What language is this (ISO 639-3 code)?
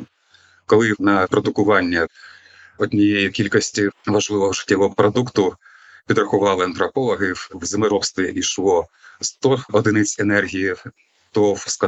ukr